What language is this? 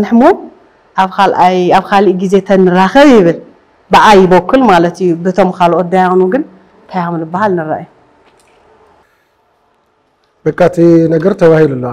Arabic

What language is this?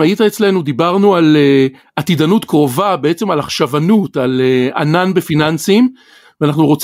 Hebrew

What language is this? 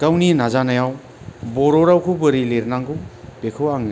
Bodo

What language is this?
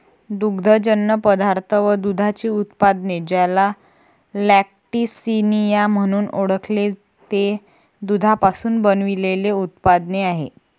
Marathi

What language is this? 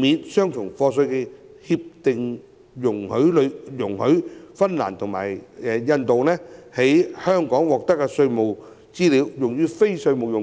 Cantonese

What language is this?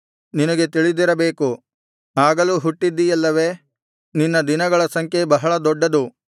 Kannada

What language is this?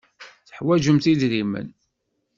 Kabyle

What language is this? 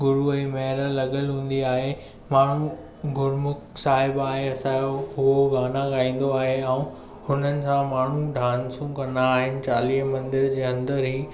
Sindhi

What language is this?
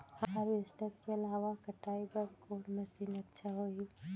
Chhattisgarhi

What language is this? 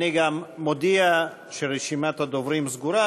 Hebrew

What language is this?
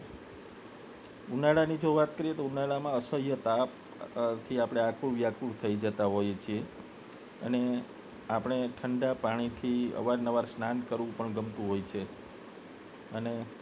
Gujarati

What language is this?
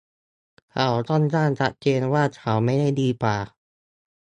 Thai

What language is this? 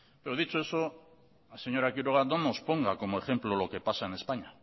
Spanish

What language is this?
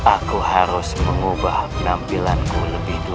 Indonesian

